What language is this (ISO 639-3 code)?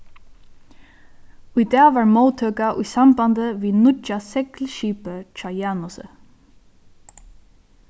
fao